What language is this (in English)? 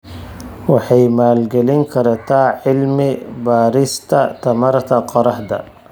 Somali